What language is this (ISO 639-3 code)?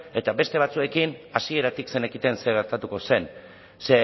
eus